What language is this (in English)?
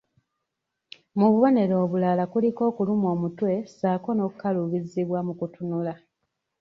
Ganda